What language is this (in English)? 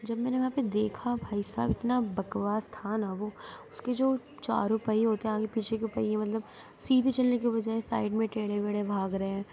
Urdu